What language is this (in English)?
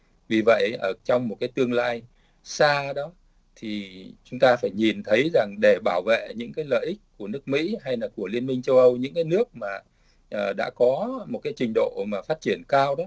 Vietnamese